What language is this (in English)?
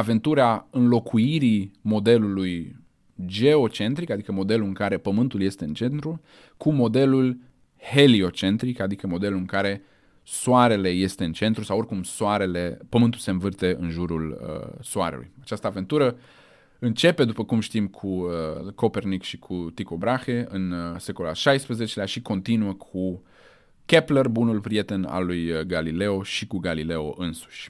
Romanian